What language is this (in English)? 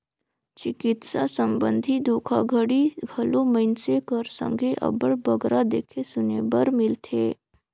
Chhattisgarhi